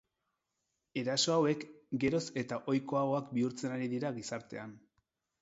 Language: Basque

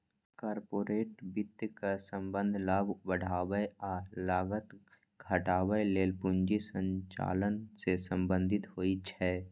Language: Maithili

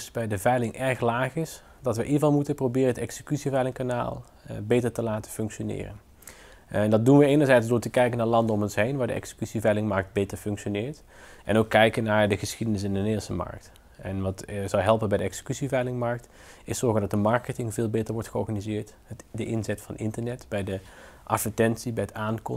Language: Dutch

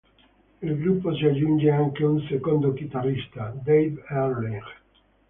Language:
Italian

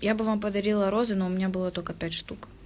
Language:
Russian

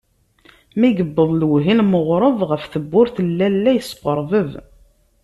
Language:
Kabyle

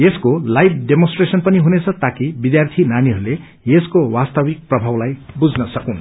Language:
Nepali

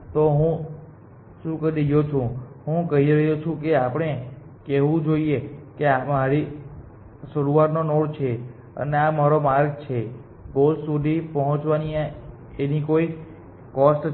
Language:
Gujarati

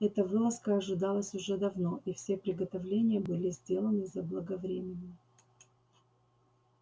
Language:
Russian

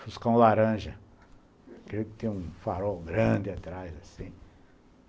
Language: Portuguese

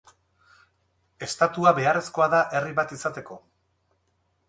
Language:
Basque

